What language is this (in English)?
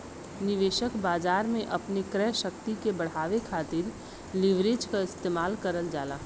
Bhojpuri